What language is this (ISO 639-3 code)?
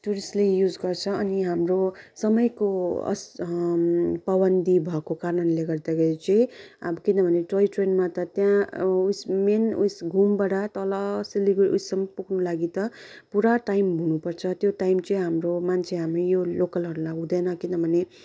nep